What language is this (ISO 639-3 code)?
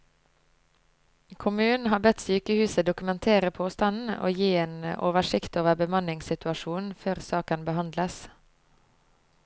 nor